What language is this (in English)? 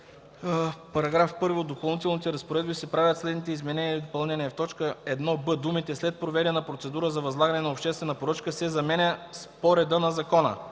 Bulgarian